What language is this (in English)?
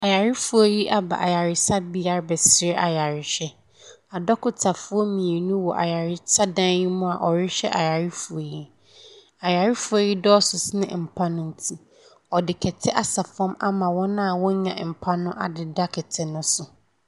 Akan